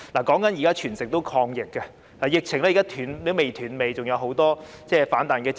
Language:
Cantonese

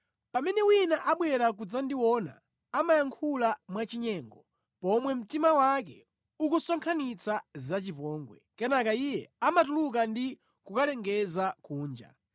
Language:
Nyanja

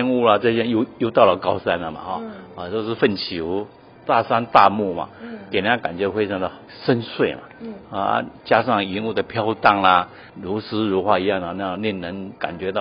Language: Chinese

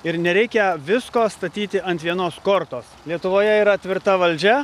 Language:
Lithuanian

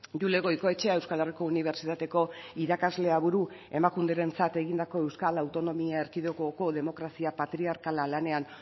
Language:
Basque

